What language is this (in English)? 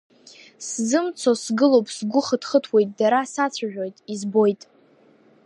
Abkhazian